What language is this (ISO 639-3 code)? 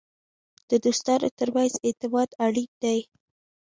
pus